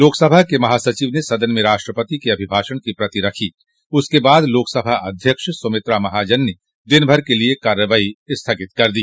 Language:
Hindi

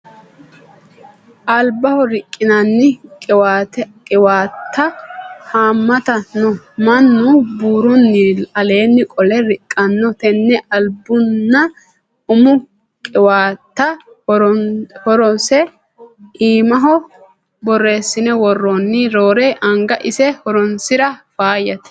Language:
Sidamo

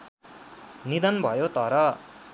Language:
Nepali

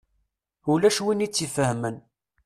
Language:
Kabyle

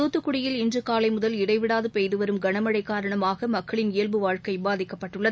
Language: Tamil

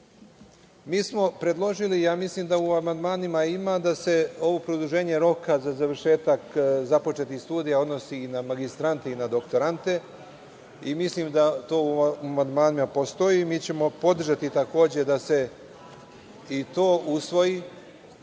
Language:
Serbian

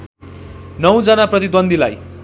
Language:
Nepali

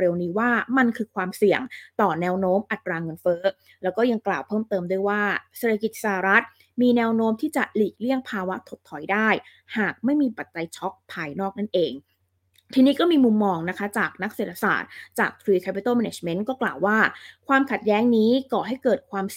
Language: Thai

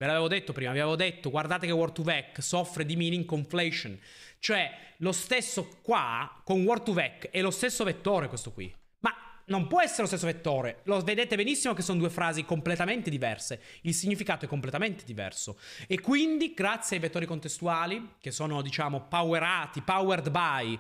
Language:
Italian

